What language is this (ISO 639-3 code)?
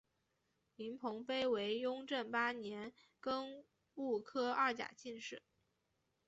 zho